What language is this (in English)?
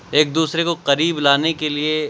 Urdu